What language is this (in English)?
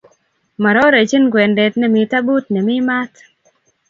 Kalenjin